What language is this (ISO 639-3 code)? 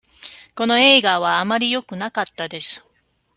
jpn